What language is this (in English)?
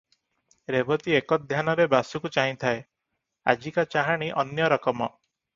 Odia